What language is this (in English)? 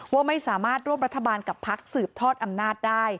Thai